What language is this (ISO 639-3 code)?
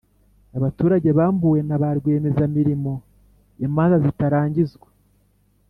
kin